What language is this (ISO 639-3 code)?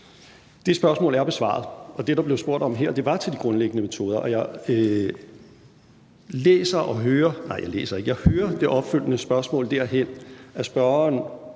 dan